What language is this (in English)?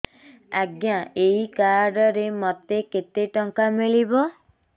Odia